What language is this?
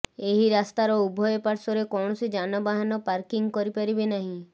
Odia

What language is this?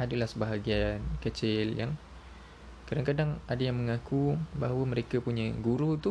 Malay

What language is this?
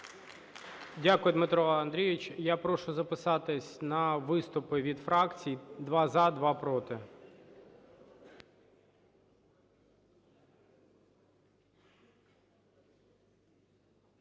Ukrainian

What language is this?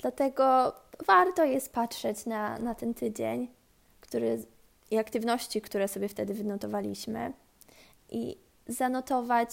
Polish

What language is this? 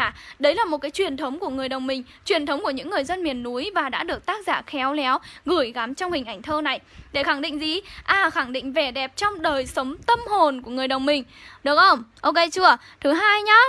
Vietnamese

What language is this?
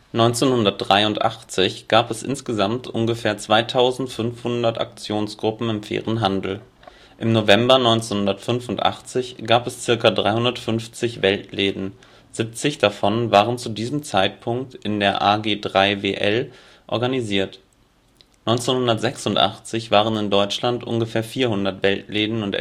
German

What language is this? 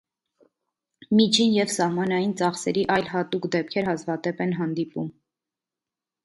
Armenian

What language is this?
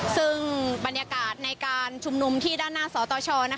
Thai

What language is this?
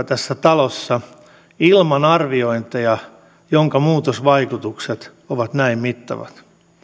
Finnish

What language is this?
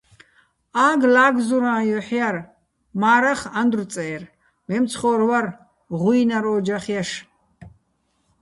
Bats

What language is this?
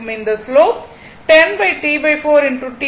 Tamil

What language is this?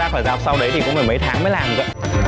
Vietnamese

